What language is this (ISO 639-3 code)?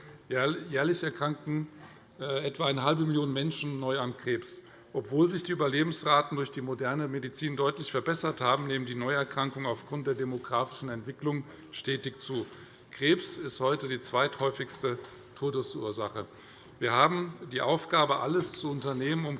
deu